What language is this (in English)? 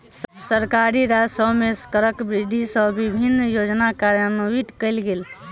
Maithili